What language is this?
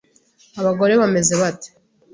Kinyarwanda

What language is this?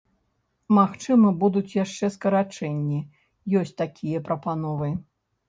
Belarusian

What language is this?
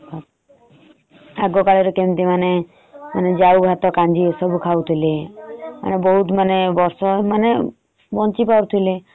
Odia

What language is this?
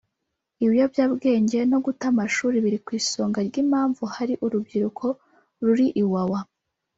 Kinyarwanda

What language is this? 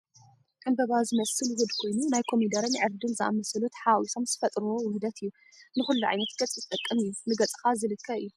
Tigrinya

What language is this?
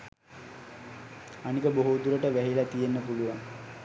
Sinhala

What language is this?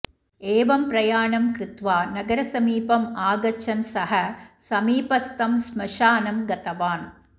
Sanskrit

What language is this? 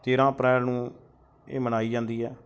Punjabi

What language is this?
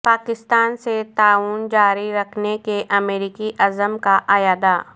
Urdu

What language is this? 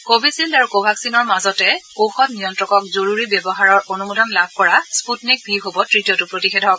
Assamese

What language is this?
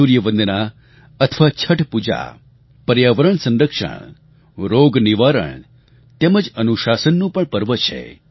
Gujarati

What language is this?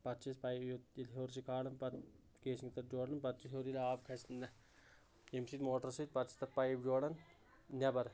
Kashmiri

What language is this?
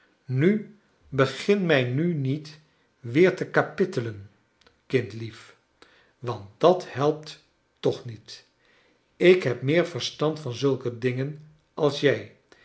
Dutch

